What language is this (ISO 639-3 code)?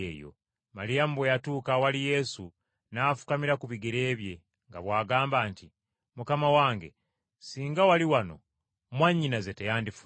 lug